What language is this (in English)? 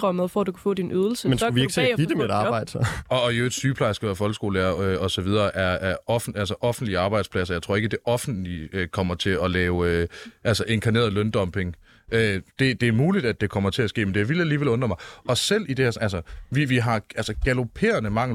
Danish